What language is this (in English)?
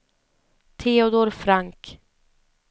Swedish